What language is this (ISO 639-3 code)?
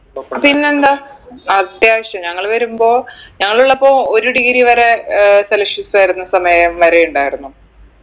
mal